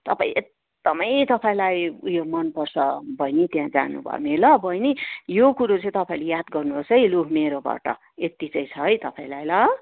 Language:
Nepali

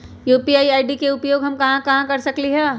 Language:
Magahi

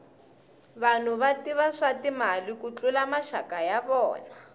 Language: Tsonga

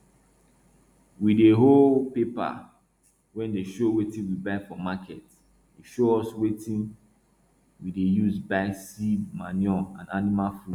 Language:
Nigerian Pidgin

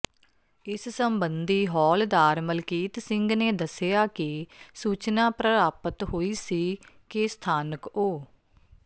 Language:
Punjabi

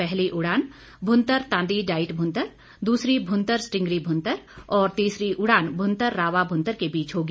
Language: Hindi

